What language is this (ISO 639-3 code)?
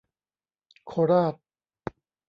tha